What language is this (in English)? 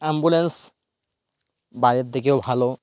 Bangla